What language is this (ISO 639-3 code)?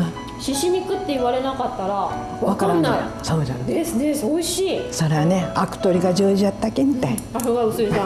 jpn